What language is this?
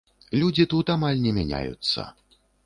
Belarusian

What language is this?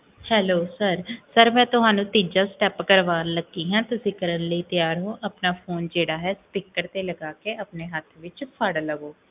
Punjabi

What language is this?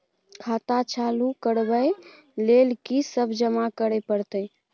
Maithili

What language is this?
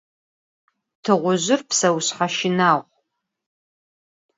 Adyghe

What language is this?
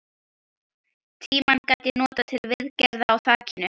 Icelandic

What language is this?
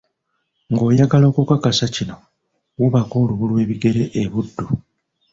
Ganda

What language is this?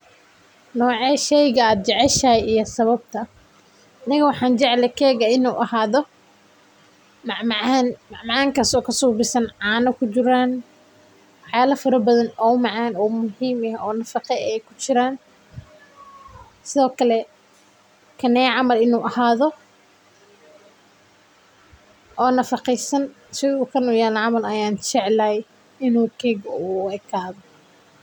Somali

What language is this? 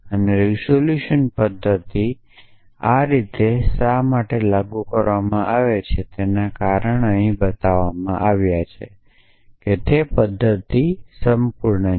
Gujarati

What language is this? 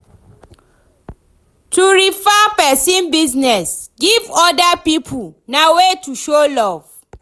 Nigerian Pidgin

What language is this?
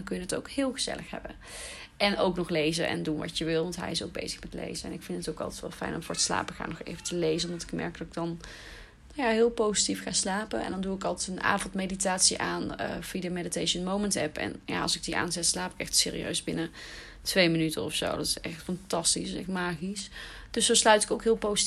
Dutch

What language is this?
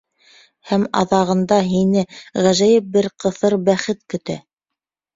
Bashkir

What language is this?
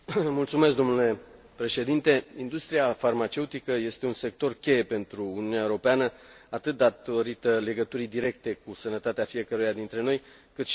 Romanian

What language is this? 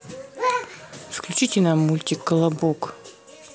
Russian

